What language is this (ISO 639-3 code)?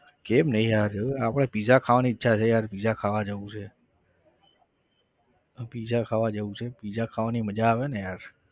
guj